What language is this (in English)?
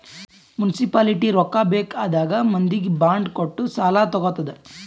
Kannada